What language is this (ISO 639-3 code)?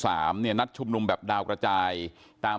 tha